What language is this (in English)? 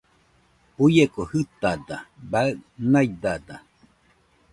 Nüpode Huitoto